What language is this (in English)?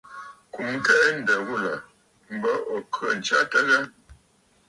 Bafut